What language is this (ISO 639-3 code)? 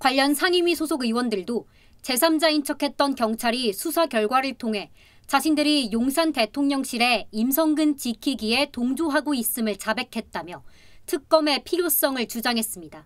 kor